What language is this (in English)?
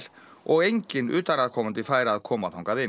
Icelandic